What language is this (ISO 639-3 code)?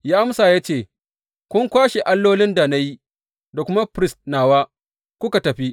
hau